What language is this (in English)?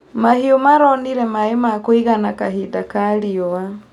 Kikuyu